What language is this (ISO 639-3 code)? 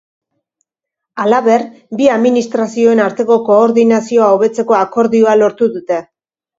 eus